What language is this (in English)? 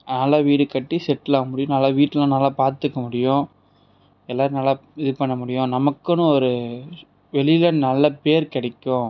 Tamil